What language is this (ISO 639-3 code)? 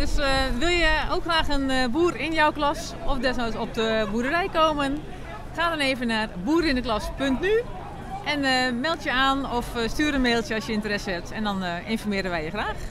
nld